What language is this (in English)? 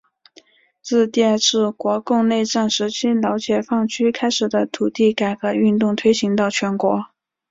Chinese